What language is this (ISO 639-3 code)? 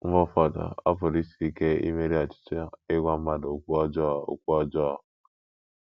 ibo